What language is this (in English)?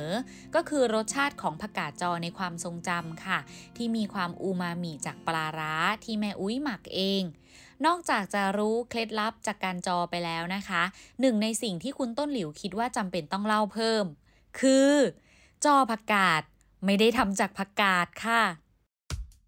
Thai